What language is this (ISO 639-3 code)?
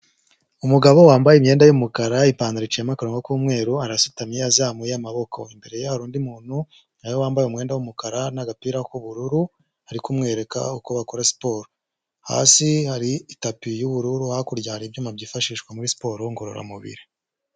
kin